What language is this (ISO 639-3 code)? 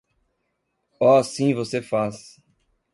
por